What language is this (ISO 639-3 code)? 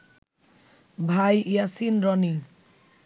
ben